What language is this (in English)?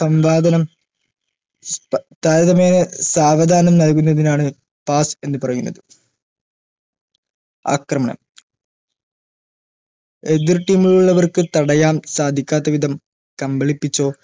Malayalam